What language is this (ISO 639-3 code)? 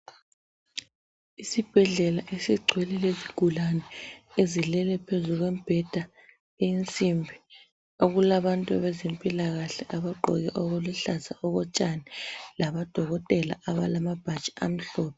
nde